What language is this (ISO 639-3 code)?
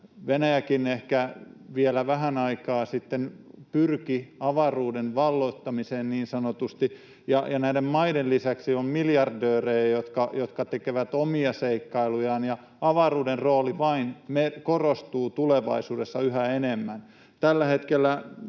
fin